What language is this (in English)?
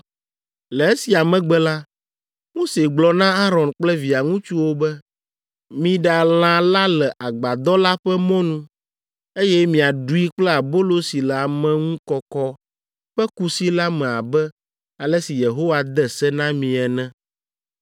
Ewe